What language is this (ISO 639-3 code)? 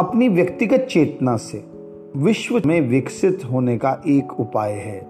hin